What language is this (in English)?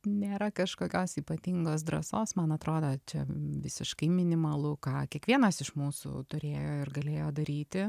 Lithuanian